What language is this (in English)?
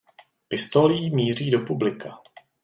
Czech